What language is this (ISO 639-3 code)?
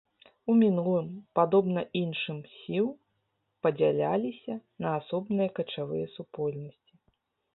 bel